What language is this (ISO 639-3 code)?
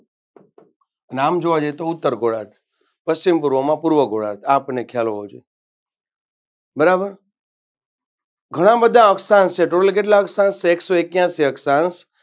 guj